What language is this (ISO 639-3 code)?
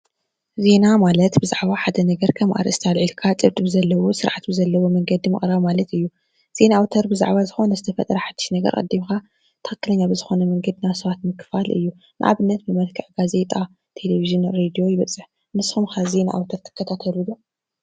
tir